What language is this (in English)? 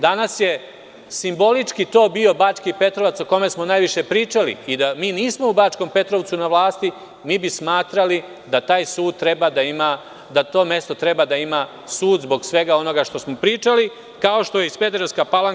Serbian